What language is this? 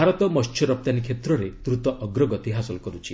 Odia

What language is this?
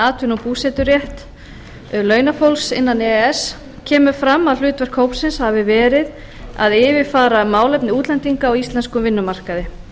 Icelandic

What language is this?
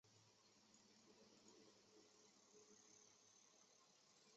Chinese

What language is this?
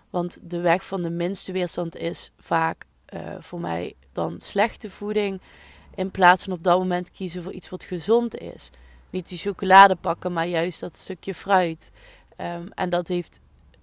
Dutch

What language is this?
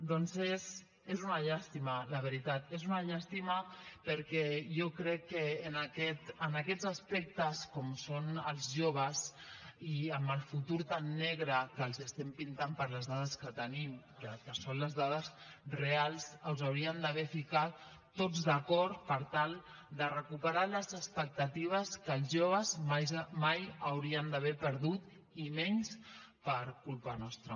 Catalan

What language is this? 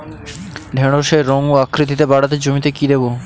Bangla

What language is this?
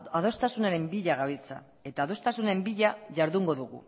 Basque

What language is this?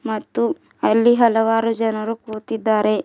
Kannada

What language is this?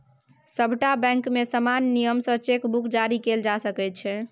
Maithili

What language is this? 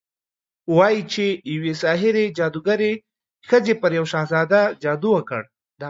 Pashto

